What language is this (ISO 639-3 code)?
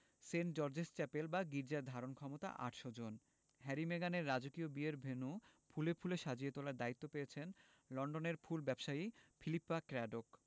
ben